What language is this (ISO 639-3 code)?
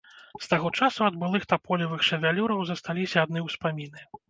bel